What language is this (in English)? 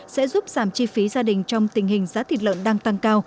Vietnamese